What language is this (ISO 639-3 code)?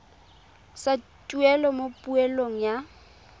tsn